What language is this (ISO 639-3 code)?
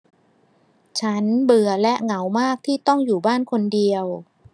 tha